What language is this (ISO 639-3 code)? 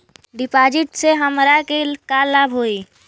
bho